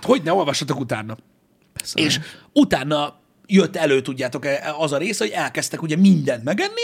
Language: Hungarian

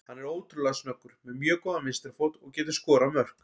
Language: Icelandic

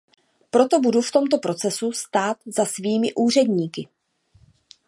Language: Czech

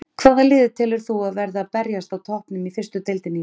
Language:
Icelandic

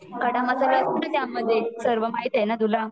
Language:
Marathi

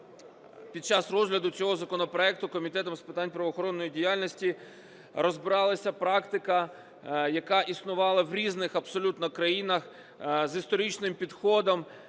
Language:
Ukrainian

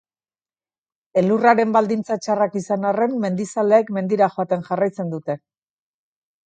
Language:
Basque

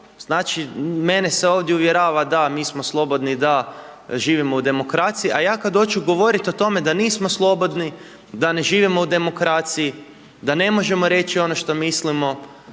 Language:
Croatian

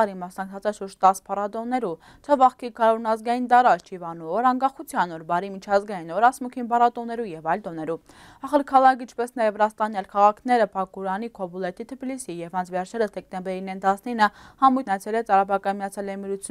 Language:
Turkish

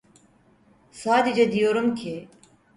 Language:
Turkish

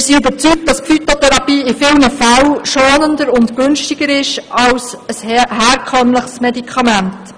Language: Swiss German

